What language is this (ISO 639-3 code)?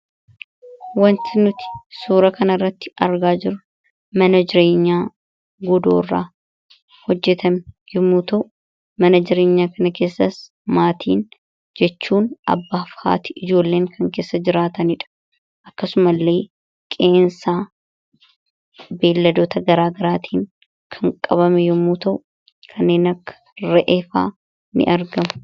orm